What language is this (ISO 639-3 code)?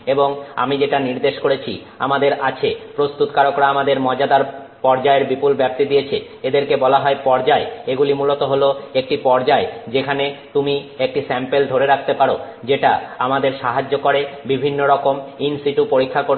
ben